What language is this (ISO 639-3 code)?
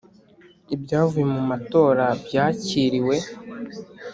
kin